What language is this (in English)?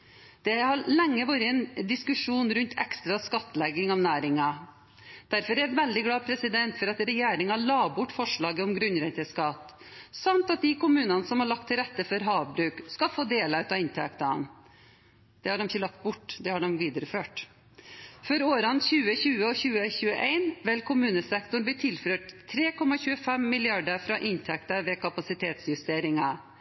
Norwegian Bokmål